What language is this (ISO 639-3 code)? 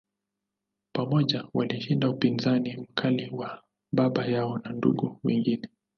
swa